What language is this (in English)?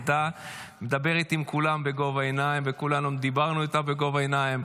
Hebrew